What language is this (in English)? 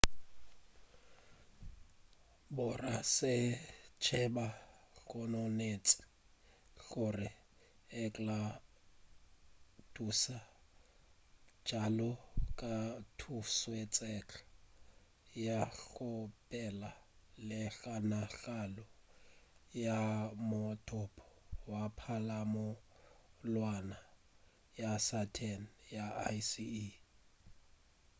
Northern Sotho